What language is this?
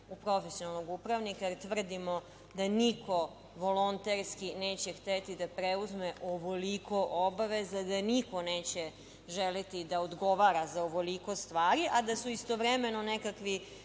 Serbian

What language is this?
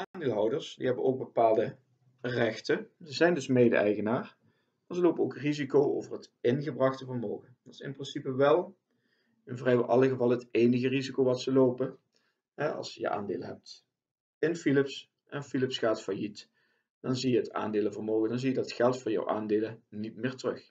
Dutch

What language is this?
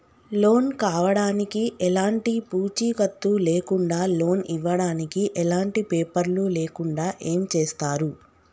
Telugu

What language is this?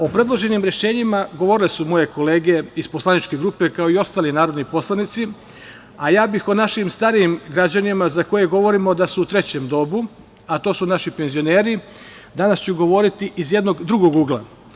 Serbian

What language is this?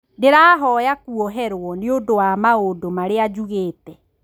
Kikuyu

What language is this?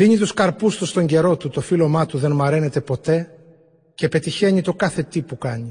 Greek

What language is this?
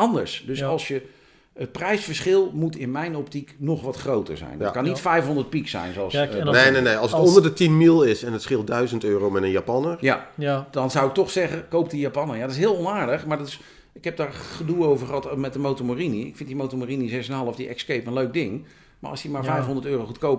Dutch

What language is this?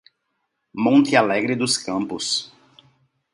Portuguese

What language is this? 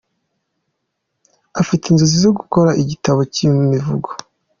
Kinyarwanda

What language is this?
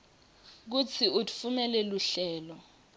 Swati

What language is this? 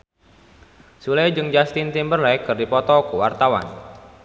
Sundanese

